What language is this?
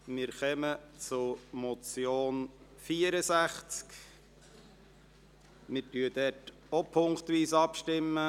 Swiss German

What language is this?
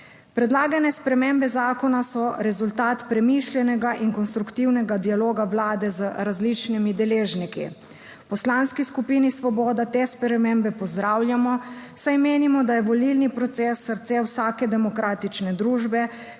Slovenian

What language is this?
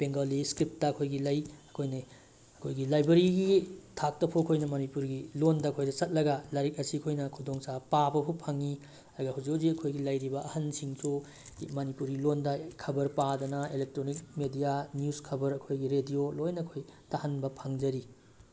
Manipuri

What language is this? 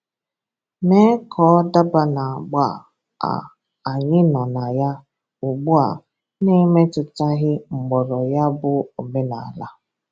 Igbo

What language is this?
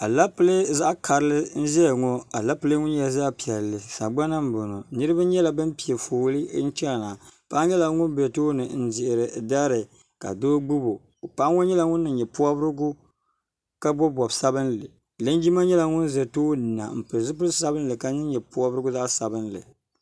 Dagbani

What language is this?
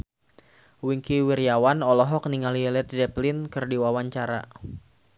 Sundanese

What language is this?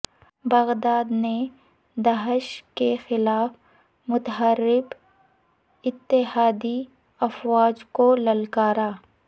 Urdu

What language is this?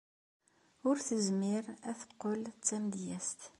Kabyle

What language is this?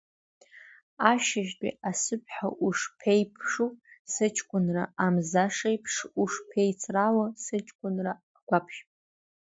Abkhazian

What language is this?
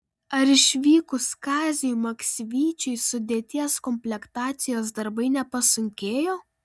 Lithuanian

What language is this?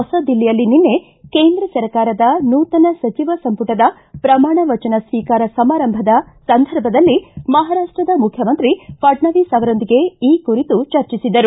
Kannada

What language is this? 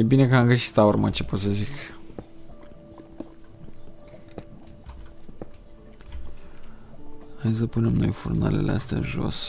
Romanian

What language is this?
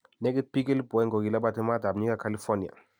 Kalenjin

